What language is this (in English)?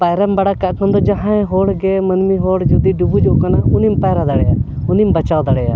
Santali